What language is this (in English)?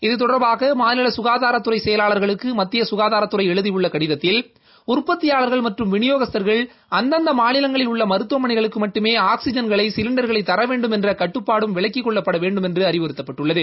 Tamil